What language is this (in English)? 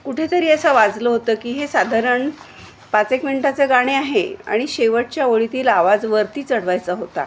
Marathi